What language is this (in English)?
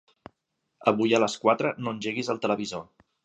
Catalan